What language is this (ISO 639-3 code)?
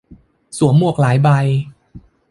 tha